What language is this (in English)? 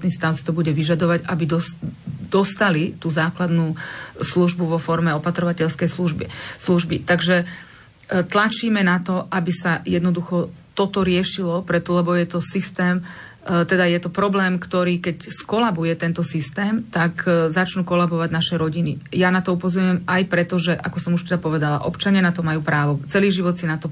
Slovak